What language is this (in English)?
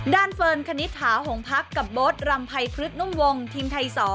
Thai